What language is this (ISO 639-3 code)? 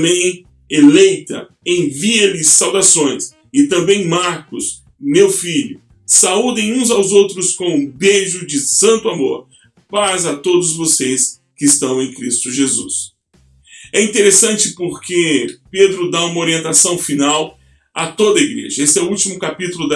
por